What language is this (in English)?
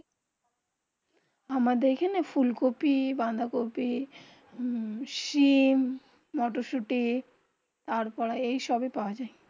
Bangla